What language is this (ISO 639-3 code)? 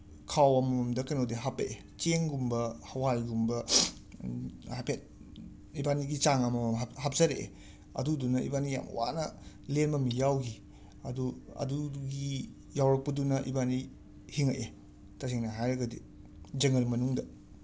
mni